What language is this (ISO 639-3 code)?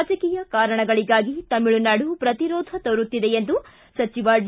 kan